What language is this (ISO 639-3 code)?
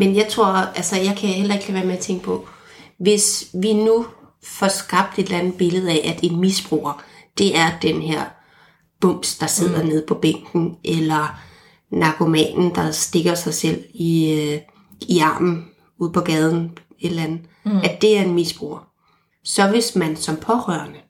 dan